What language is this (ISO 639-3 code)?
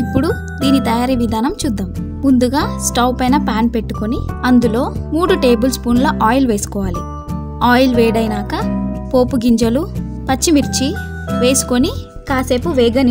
hin